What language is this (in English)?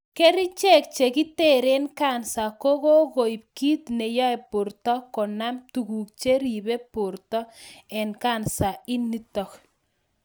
Kalenjin